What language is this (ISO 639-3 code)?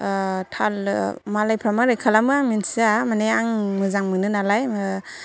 brx